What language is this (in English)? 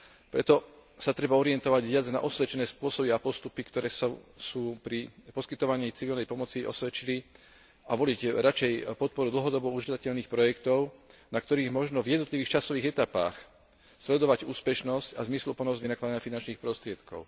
Slovak